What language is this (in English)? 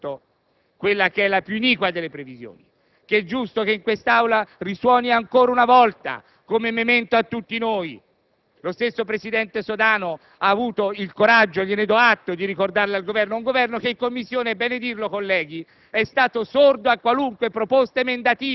Italian